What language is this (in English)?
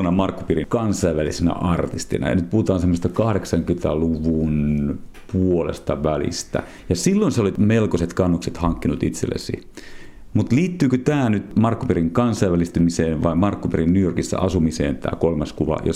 Finnish